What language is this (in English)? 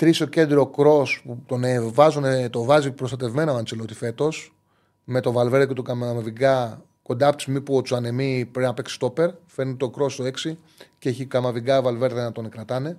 Greek